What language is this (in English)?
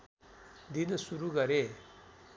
Nepali